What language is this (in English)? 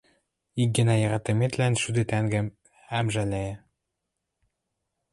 Western Mari